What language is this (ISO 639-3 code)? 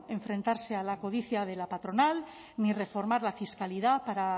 spa